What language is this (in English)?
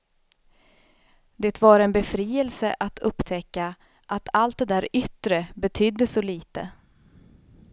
Swedish